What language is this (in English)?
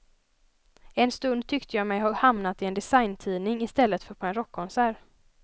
Swedish